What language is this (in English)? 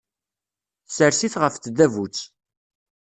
Kabyle